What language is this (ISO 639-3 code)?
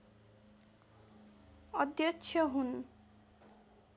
nep